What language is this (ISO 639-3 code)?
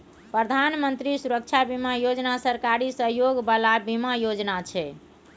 mai